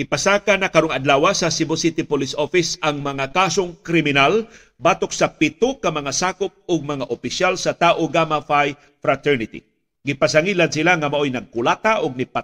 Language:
Filipino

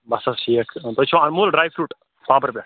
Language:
Kashmiri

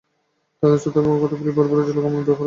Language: Bangla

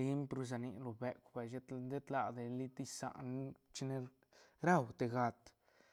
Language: Santa Catarina Albarradas Zapotec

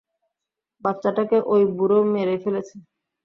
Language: Bangla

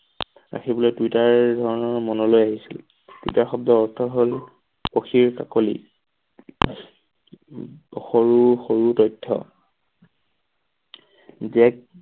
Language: Assamese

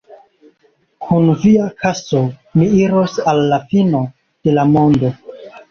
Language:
Esperanto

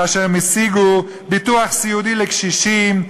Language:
Hebrew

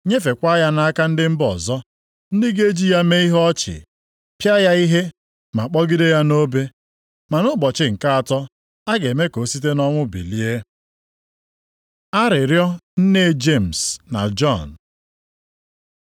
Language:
Igbo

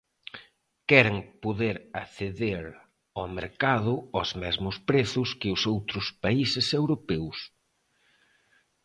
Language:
Galician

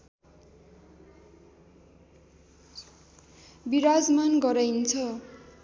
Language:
Nepali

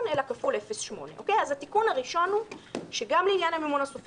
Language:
Hebrew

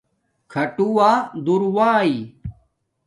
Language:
Domaaki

